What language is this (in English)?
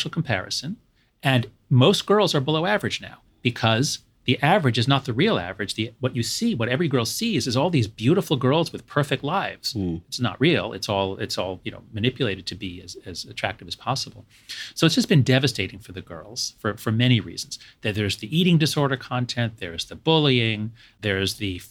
English